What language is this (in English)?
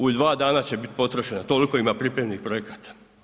Croatian